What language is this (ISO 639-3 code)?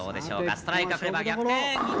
jpn